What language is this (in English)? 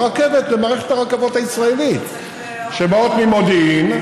Hebrew